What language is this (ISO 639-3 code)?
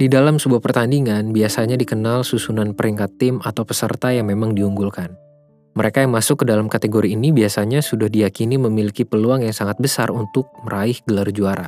ind